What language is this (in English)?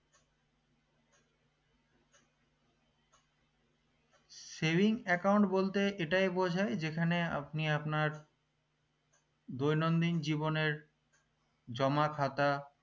Bangla